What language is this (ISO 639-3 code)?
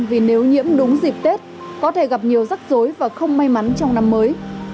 vie